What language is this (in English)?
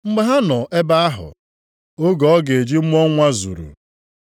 Igbo